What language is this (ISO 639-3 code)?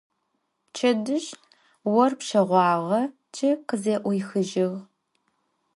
ady